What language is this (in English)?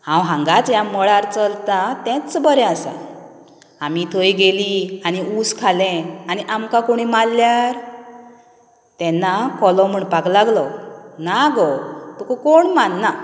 Konkani